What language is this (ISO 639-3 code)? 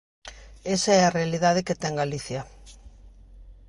glg